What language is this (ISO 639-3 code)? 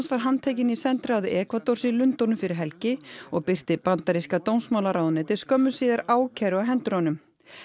isl